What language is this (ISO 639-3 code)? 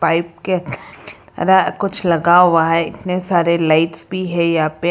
hin